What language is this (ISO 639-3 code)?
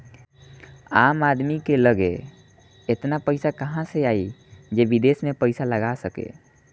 bho